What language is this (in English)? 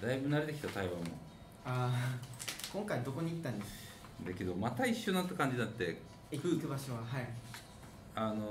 Japanese